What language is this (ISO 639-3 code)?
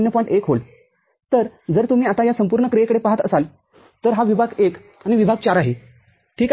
mar